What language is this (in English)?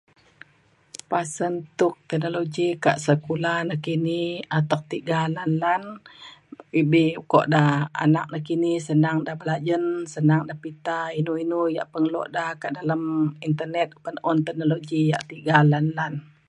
Mainstream Kenyah